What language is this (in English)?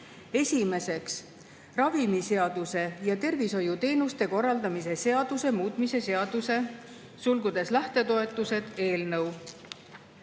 Estonian